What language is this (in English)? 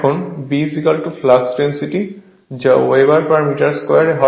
Bangla